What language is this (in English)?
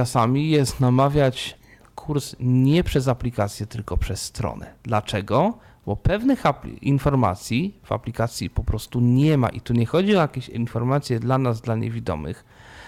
Polish